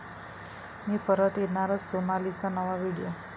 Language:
Marathi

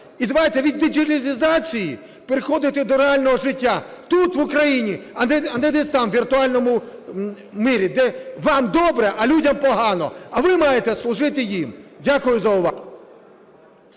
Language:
Ukrainian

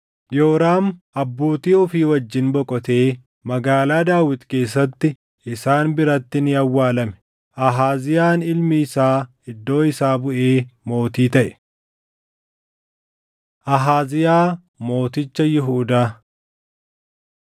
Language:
Oromo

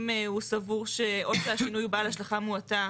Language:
Hebrew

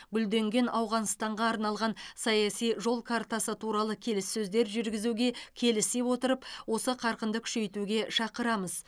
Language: Kazakh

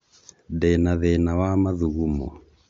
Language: Kikuyu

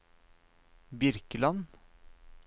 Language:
Norwegian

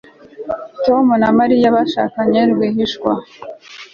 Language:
Kinyarwanda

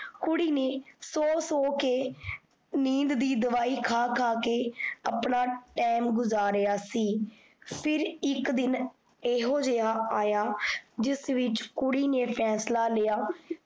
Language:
Punjabi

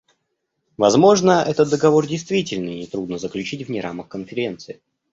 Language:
Russian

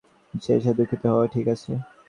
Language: Bangla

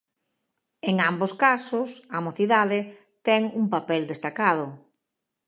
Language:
Galician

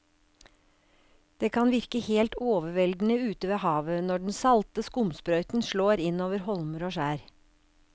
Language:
Norwegian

